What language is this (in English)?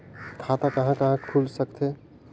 Chhattisgarhi